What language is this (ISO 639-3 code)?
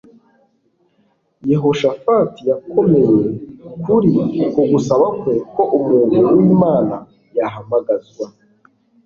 kin